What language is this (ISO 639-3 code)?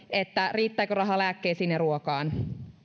fin